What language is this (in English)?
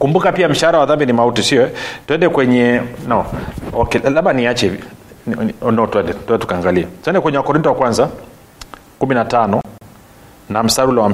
Swahili